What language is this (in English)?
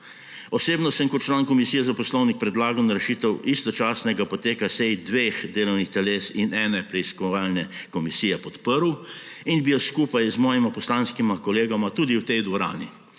Slovenian